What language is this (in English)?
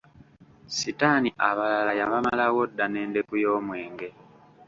Ganda